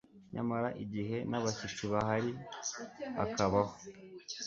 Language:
Kinyarwanda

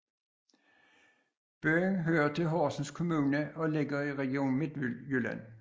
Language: Danish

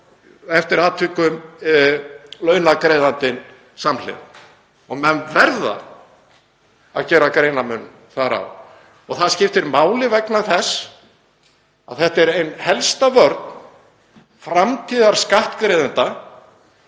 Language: Icelandic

